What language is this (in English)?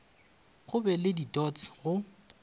Northern Sotho